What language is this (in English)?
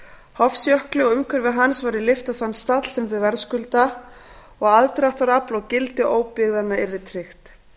Icelandic